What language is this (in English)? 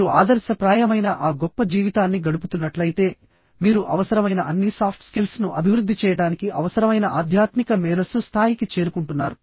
Telugu